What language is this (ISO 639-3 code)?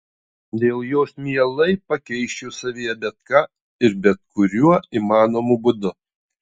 lit